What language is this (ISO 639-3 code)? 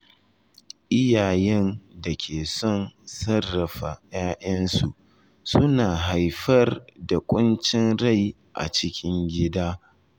hau